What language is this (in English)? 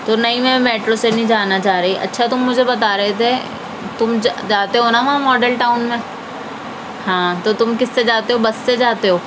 Urdu